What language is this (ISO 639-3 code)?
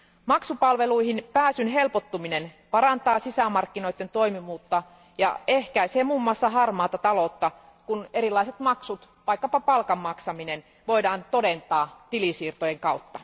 fin